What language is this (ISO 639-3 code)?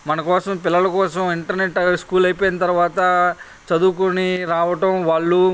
tel